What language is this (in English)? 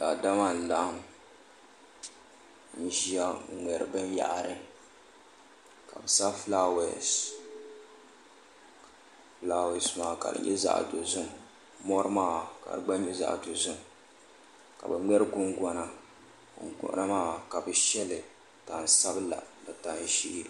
Dagbani